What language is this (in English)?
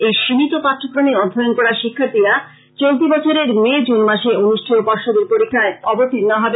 Bangla